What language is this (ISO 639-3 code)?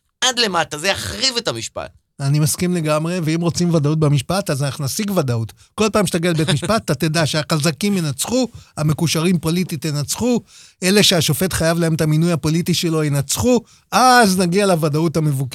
heb